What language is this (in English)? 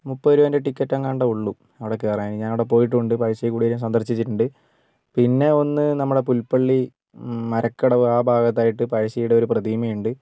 Malayalam